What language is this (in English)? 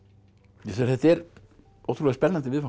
Icelandic